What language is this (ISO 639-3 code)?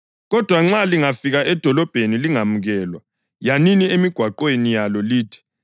nde